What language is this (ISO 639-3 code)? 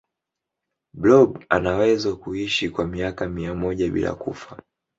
swa